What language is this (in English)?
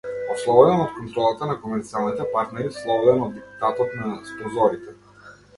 Macedonian